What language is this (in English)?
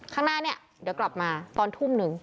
Thai